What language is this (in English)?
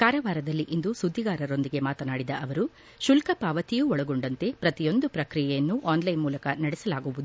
Kannada